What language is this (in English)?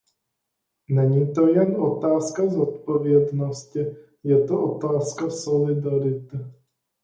Czech